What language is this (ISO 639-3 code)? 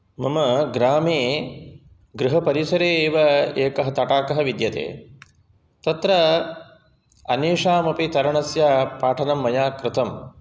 san